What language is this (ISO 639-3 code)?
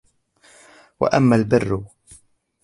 ara